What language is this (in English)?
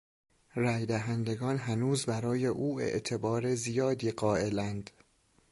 Persian